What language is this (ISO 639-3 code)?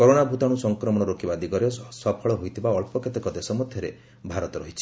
ori